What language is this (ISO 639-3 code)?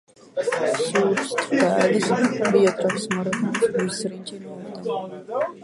lav